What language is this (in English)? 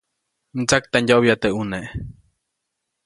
Copainalá Zoque